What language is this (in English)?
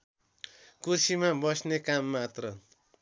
Nepali